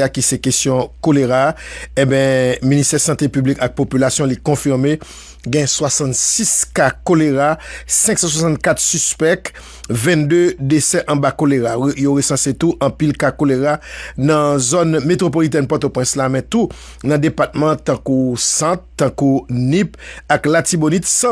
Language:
French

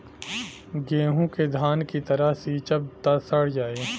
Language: Bhojpuri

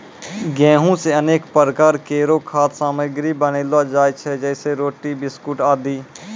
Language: Maithili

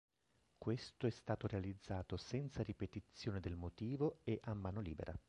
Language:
Italian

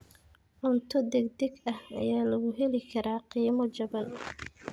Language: Somali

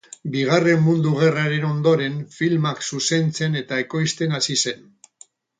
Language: Basque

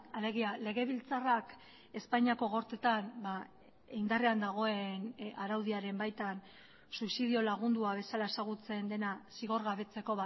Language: Basque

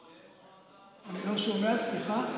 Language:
Hebrew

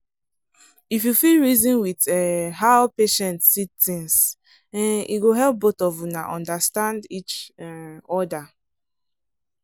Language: Nigerian Pidgin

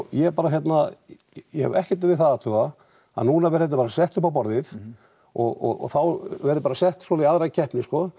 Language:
Icelandic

